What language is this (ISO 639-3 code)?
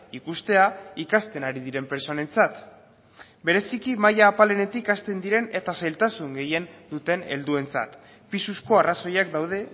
eus